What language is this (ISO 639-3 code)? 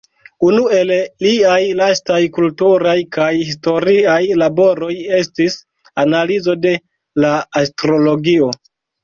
epo